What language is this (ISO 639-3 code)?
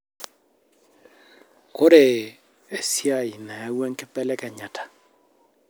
mas